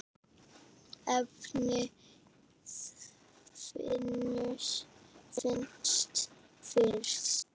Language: Icelandic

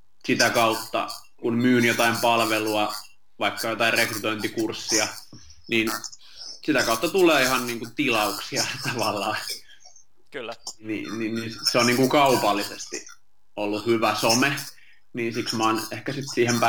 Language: Finnish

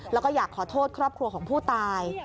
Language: Thai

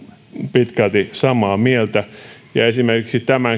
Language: Finnish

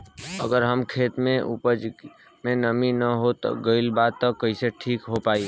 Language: Bhojpuri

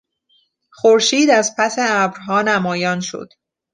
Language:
Persian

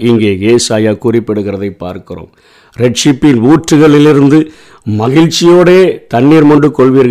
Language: Tamil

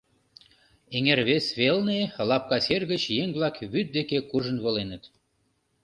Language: Mari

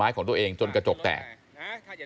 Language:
Thai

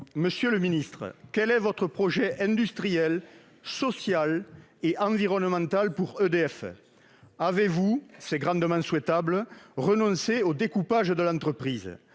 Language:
French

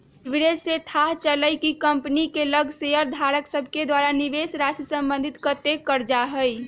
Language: Magahi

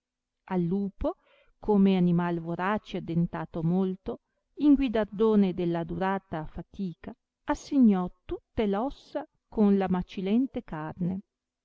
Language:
Italian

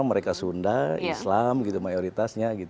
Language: Indonesian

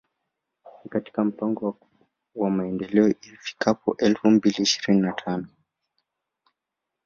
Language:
Swahili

